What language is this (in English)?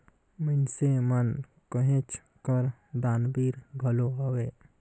Chhattisgarhi